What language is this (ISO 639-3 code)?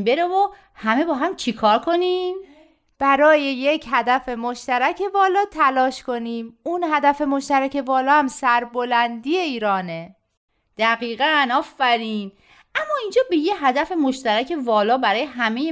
fas